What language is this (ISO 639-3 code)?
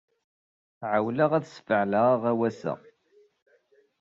kab